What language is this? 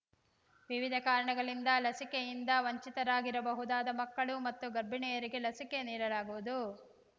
Kannada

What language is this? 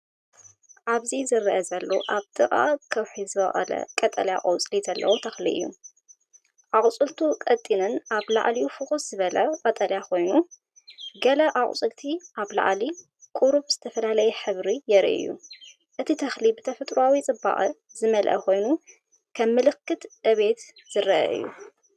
Tigrinya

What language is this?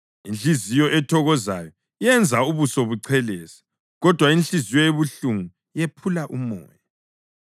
North Ndebele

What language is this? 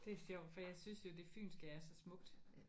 Danish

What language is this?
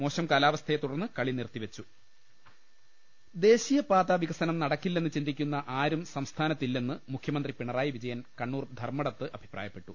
Malayalam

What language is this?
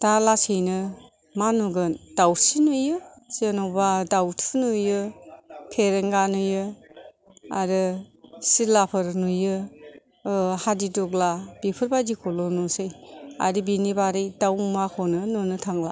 Bodo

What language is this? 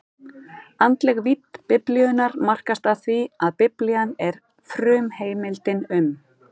Icelandic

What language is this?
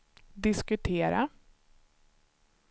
Swedish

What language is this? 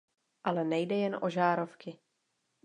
Czech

